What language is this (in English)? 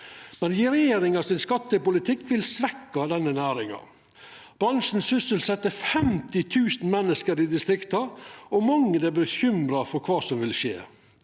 Norwegian